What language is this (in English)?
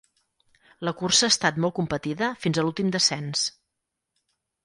Catalan